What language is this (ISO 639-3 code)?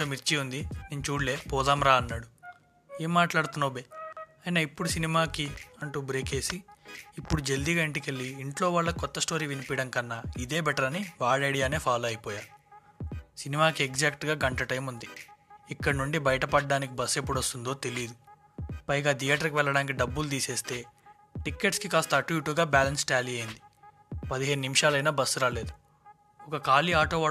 tel